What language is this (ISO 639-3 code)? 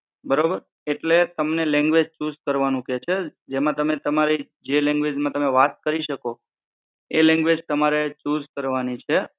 guj